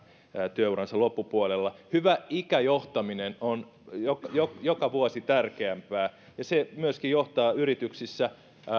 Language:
Finnish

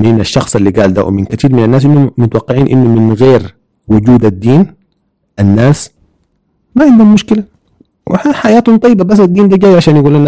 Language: Arabic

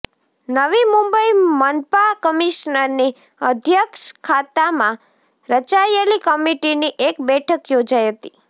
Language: Gujarati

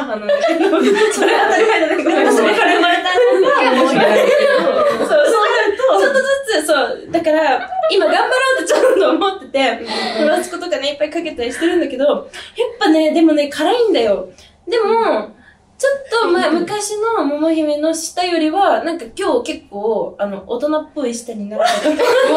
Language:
Japanese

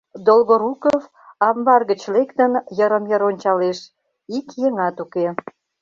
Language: Mari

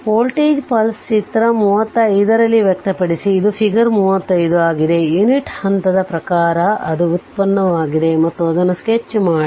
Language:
Kannada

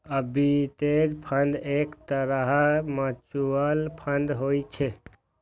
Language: Maithili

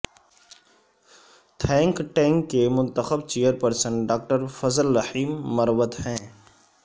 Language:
Urdu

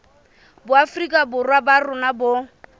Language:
Southern Sotho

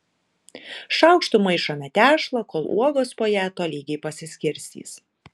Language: Lithuanian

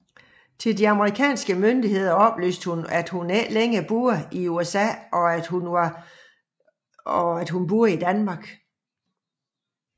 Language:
Danish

